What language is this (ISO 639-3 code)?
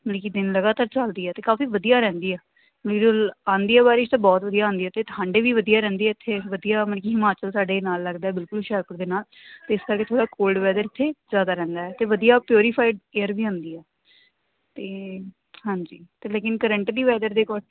pan